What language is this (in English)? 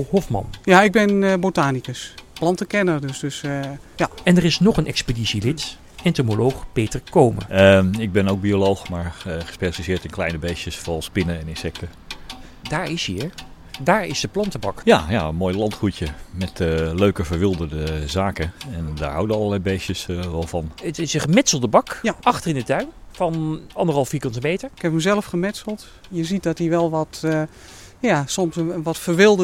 Dutch